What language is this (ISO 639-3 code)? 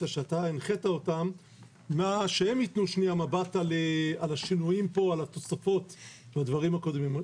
heb